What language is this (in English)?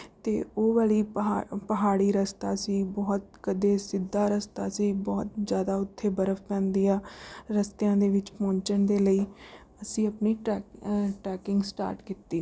Punjabi